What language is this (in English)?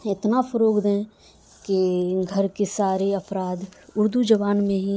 Urdu